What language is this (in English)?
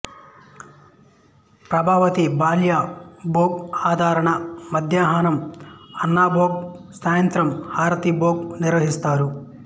Telugu